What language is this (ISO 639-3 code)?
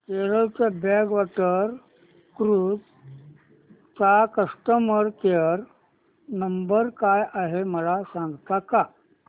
mar